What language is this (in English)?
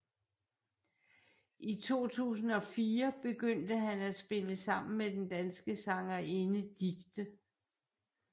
Danish